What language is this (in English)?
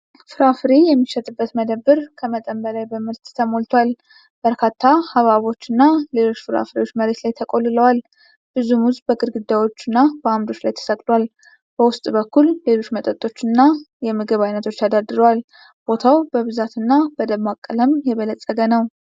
Amharic